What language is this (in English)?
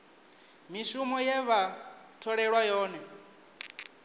Venda